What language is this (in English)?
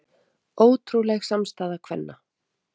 Icelandic